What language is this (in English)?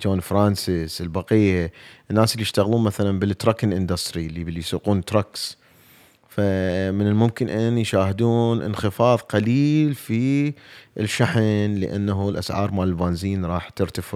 Arabic